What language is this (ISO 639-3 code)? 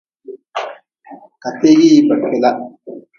nmz